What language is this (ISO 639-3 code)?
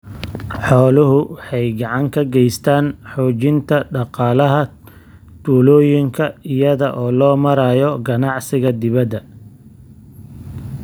som